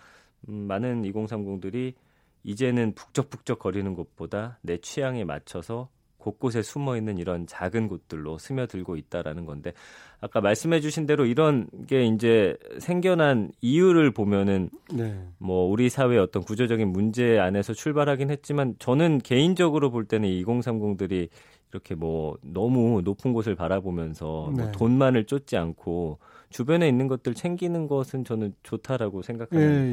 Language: Korean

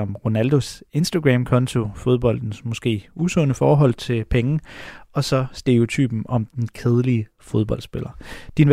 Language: Danish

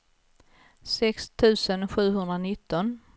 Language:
Swedish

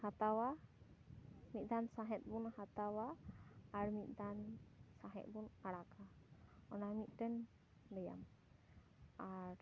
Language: Santali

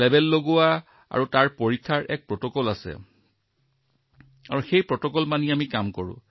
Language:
Assamese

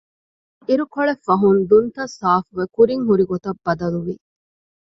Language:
Divehi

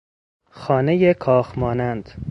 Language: Persian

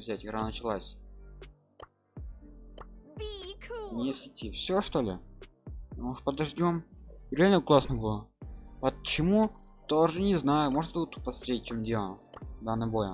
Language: Russian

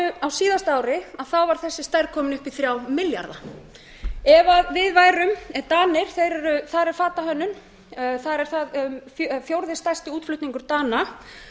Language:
Icelandic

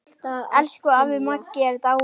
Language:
Icelandic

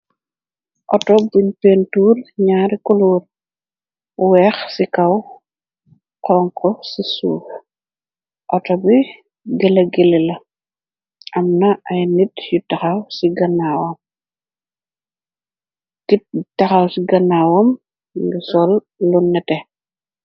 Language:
Wolof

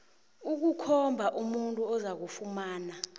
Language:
South Ndebele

